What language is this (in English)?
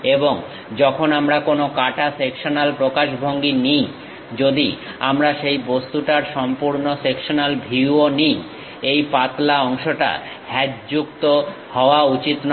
Bangla